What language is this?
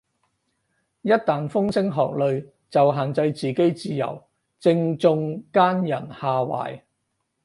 Cantonese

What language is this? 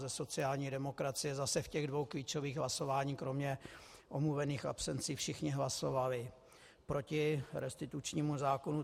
Czech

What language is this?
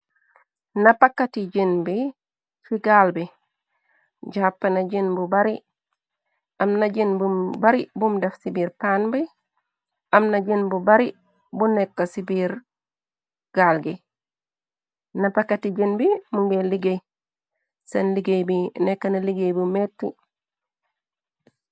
Wolof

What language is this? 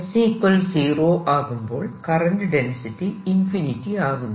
Malayalam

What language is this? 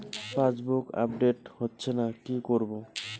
Bangla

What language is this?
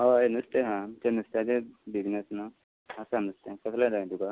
Konkani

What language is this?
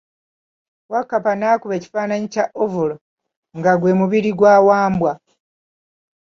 Ganda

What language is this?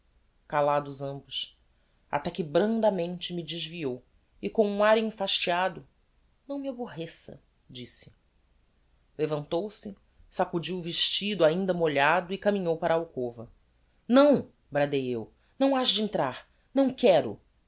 Portuguese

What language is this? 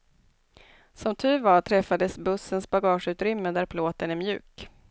Swedish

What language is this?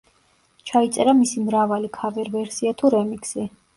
Georgian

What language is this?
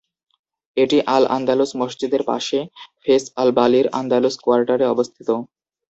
Bangla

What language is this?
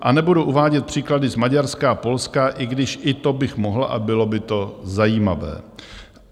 Czech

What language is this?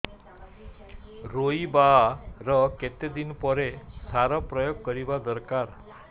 Odia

